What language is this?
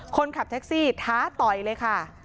Thai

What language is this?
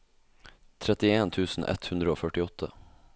Norwegian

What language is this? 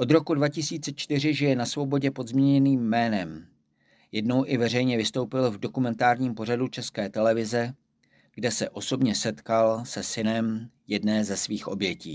Czech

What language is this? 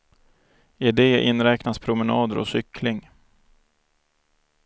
Swedish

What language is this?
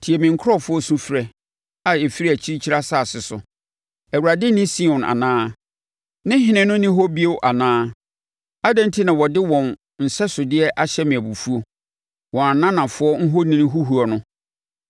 Akan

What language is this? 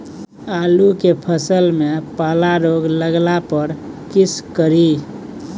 Maithili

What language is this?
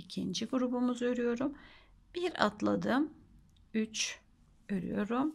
Turkish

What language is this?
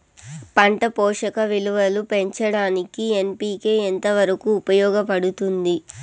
Telugu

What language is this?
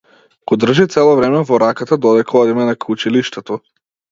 Macedonian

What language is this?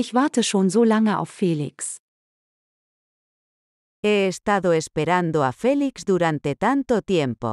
German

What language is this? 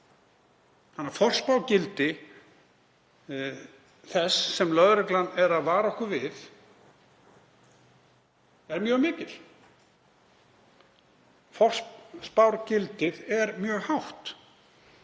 Icelandic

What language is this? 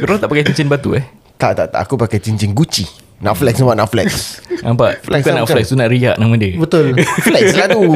Malay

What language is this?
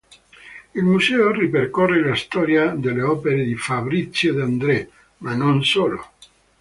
Italian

